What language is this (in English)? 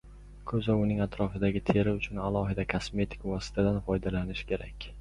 Uzbek